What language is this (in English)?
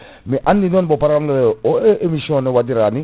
Fula